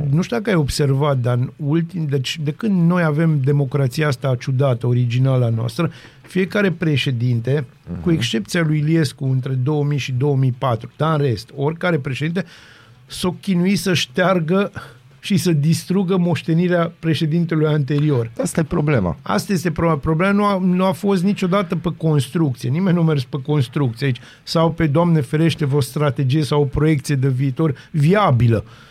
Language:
Romanian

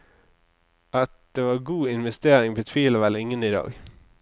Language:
Norwegian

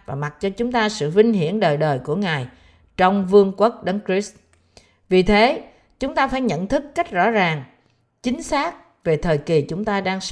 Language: Vietnamese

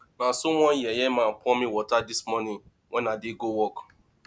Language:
Nigerian Pidgin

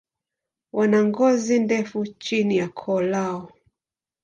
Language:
Swahili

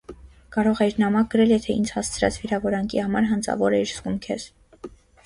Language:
Armenian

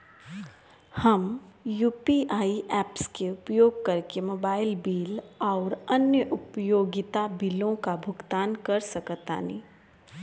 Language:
Bhojpuri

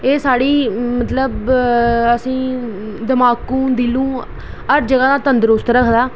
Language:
Dogri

